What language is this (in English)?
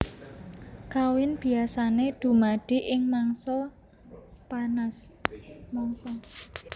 Javanese